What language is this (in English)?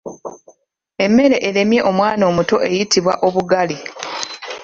Ganda